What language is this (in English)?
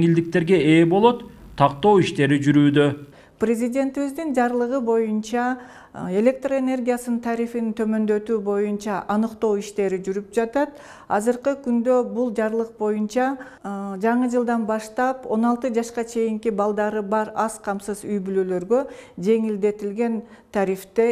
Turkish